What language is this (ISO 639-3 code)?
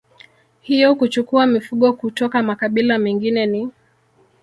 swa